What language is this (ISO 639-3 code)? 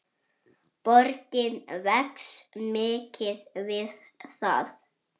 isl